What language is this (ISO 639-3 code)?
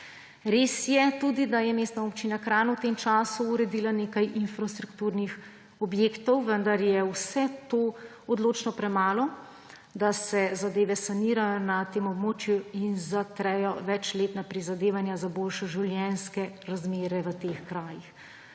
slv